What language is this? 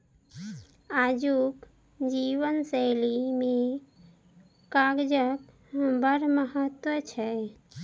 Maithili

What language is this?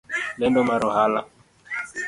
Luo (Kenya and Tanzania)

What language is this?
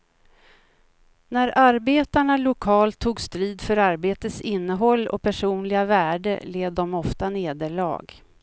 Swedish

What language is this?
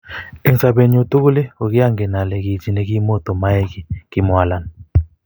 Kalenjin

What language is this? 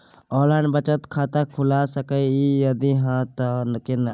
Maithili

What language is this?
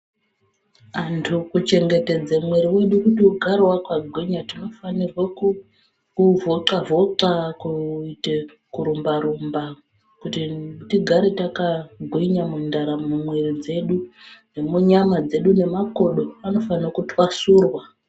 Ndau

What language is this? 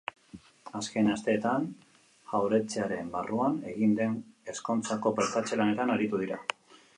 Basque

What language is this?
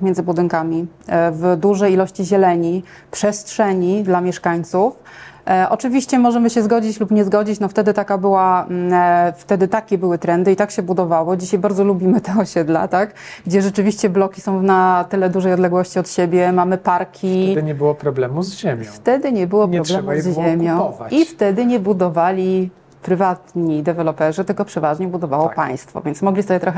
Polish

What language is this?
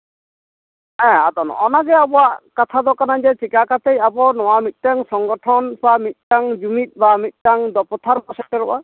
Santali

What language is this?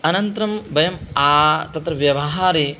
Sanskrit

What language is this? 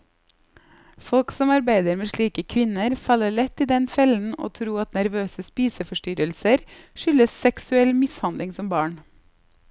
Norwegian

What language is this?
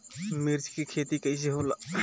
Bhojpuri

